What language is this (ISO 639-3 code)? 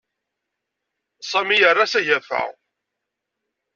kab